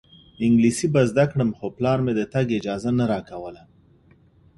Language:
Pashto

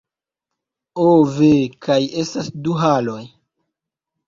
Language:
Esperanto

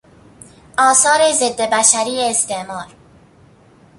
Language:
Persian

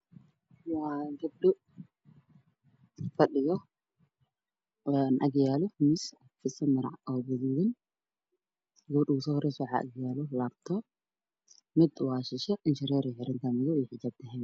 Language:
Somali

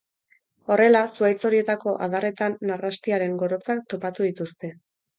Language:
Basque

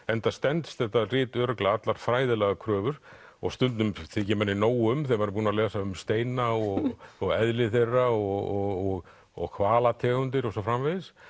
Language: Icelandic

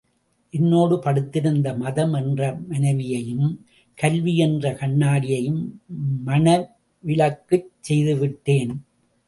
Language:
Tamil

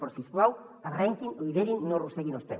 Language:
Catalan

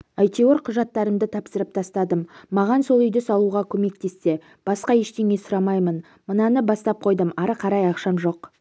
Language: Kazakh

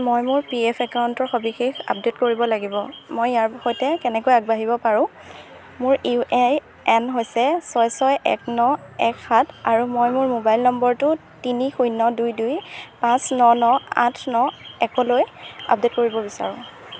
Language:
Assamese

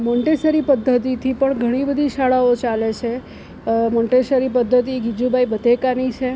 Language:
Gujarati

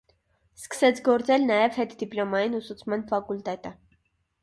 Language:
Armenian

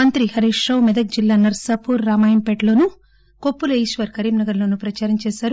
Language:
Telugu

